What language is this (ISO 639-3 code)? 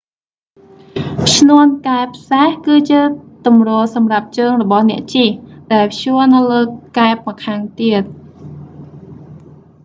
khm